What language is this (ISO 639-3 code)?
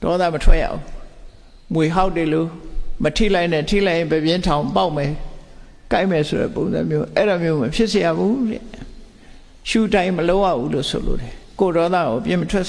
vie